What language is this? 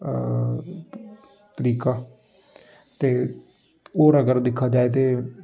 Dogri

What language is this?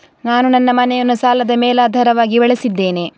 Kannada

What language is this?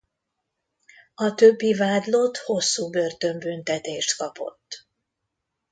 Hungarian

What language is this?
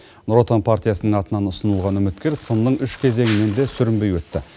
Kazakh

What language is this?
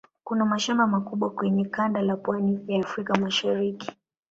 Swahili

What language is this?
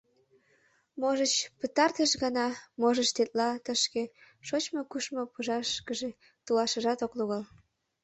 Mari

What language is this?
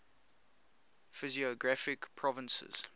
English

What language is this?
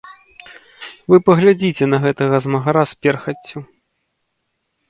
Belarusian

